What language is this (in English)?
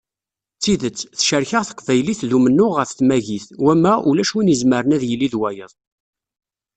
Kabyle